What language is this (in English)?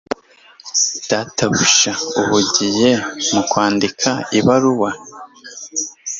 Kinyarwanda